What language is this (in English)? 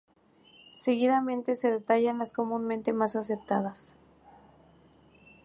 Spanish